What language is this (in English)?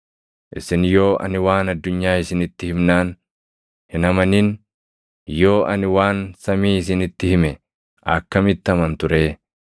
Oromo